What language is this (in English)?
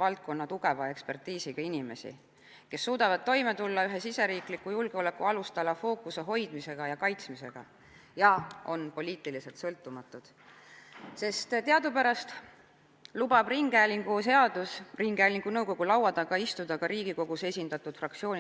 Estonian